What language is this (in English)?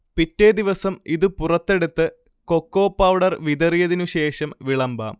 Malayalam